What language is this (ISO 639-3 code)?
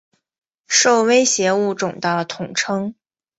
zho